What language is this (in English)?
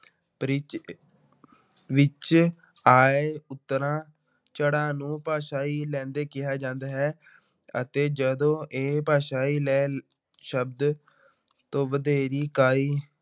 Punjabi